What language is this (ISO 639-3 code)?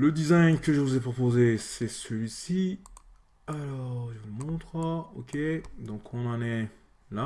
fra